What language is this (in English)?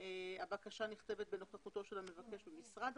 Hebrew